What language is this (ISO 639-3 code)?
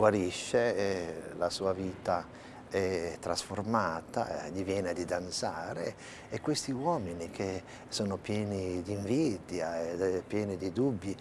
ita